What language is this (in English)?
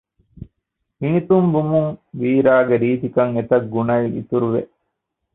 Divehi